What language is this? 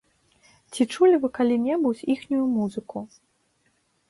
Belarusian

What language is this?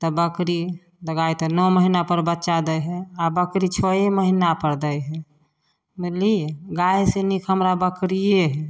Maithili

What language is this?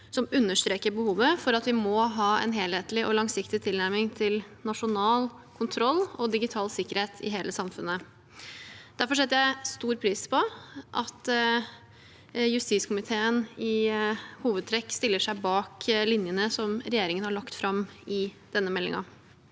Norwegian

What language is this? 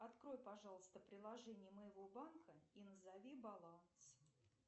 Russian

